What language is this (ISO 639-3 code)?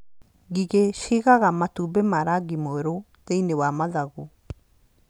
kik